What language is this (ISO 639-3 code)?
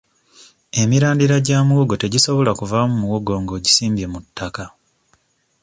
lug